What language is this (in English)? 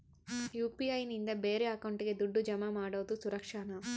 Kannada